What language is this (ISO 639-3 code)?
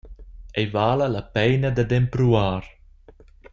roh